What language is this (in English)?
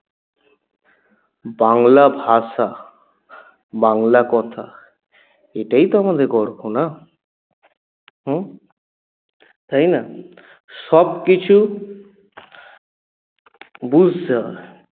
Bangla